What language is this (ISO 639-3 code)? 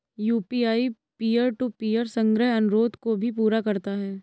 hin